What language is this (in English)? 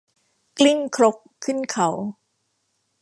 Thai